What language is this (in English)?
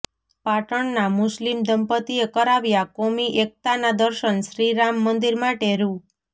Gujarati